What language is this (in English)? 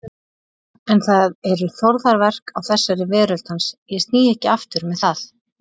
Icelandic